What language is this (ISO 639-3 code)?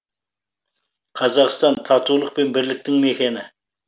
kaz